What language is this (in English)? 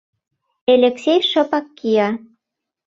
Mari